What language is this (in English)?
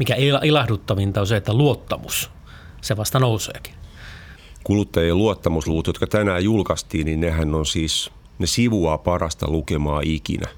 Finnish